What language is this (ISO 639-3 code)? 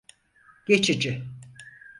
tur